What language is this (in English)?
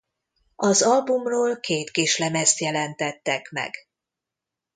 Hungarian